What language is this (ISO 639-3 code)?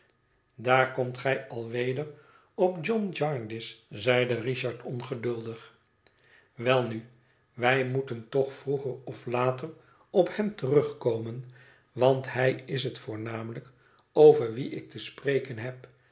nld